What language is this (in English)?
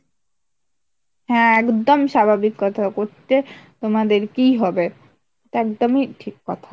Bangla